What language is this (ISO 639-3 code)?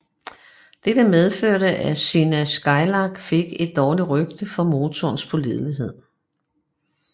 dan